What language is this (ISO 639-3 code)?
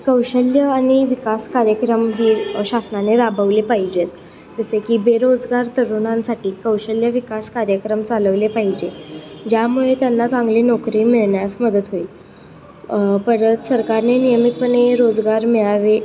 mar